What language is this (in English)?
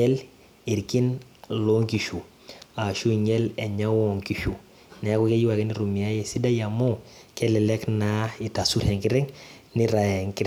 Masai